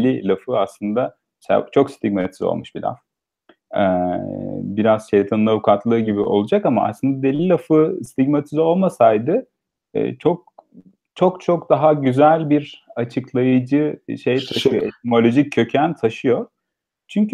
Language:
Turkish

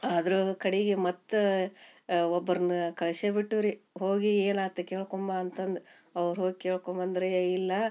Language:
Kannada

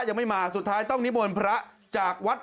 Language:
Thai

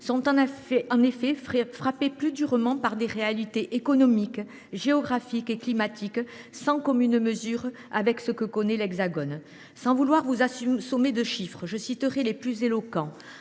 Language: French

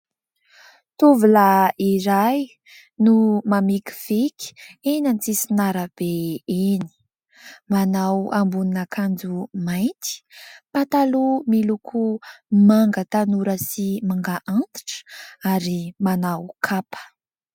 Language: Malagasy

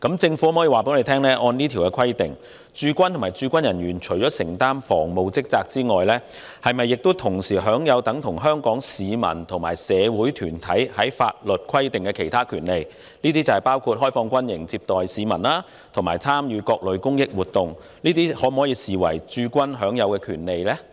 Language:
Cantonese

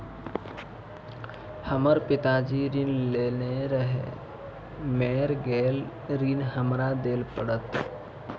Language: Maithili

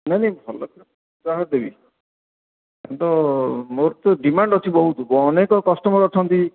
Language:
Odia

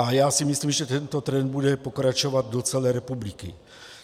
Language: Czech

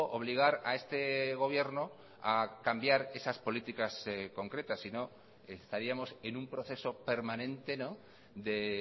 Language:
Spanish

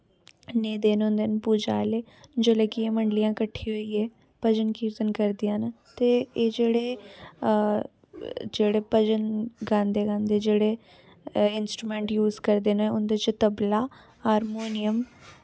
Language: Dogri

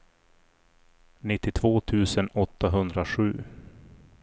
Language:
Swedish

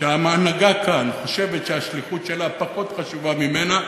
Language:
Hebrew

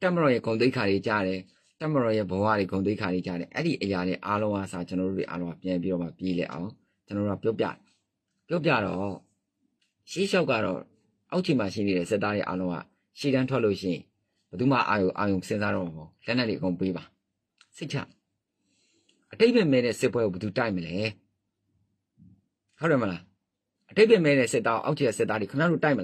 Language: Thai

